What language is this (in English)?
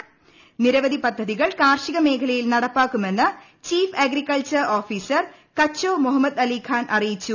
Malayalam